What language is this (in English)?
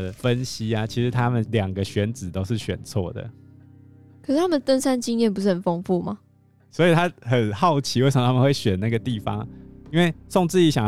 Chinese